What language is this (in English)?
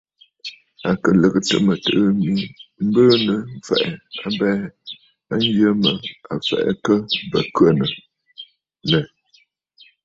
Bafut